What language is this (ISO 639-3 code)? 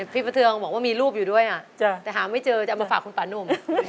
tha